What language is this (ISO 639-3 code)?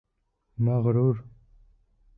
bak